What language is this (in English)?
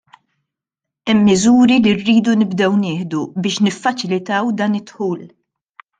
Maltese